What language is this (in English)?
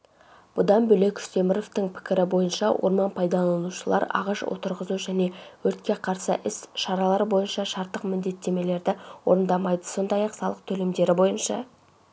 Kazakh